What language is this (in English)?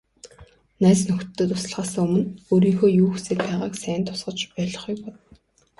Mongolian